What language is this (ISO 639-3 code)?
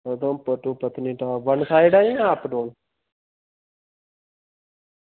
doi